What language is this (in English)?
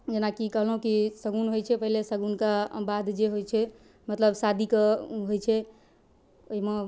Maithili